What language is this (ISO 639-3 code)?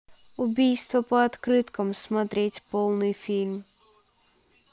rus